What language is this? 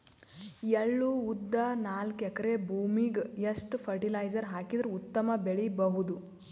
Kannada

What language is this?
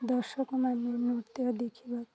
Odia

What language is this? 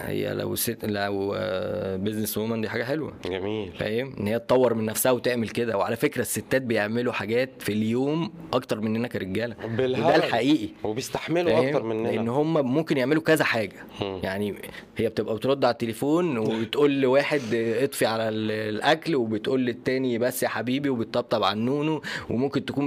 Arabic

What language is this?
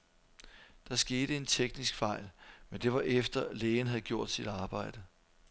Danish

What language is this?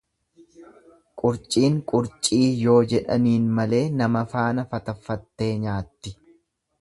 Oromo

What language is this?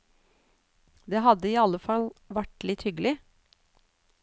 Norwegian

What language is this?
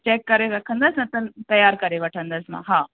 Sindhi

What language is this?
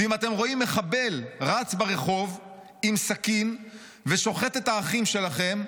Hebrew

